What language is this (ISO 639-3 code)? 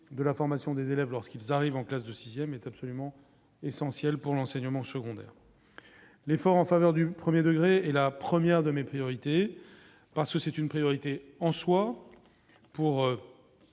fra